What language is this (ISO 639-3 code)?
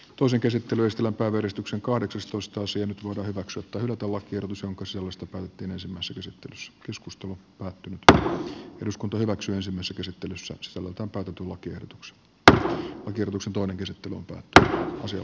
fin